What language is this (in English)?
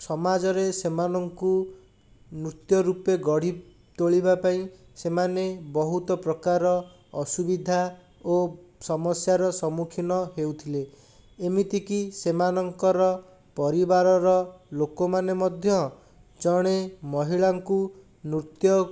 Odia